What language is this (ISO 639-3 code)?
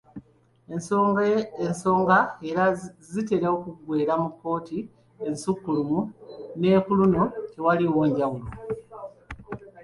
lug